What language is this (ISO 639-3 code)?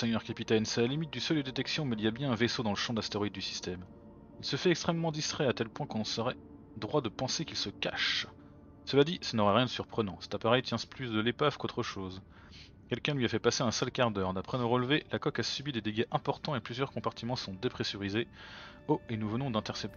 fra